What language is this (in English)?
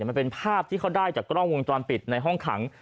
Thai